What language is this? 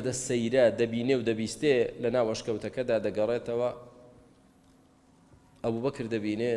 Arabic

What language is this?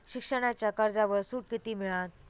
Marathi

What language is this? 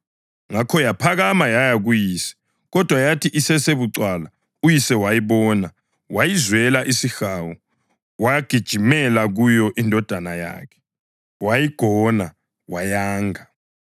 North Ndebele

